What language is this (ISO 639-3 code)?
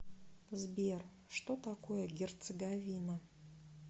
rus